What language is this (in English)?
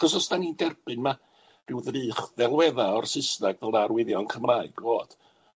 Welsh